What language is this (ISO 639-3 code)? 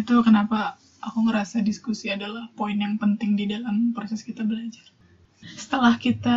ind